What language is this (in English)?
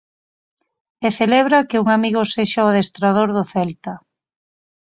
Galician